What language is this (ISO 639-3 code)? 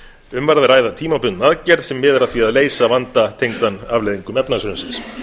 isl